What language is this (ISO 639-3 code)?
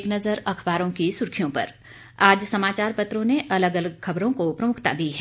hin